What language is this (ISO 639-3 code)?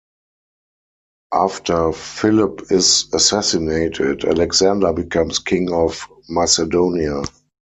eng